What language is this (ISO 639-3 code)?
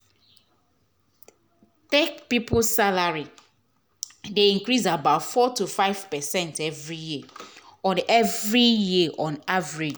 pcm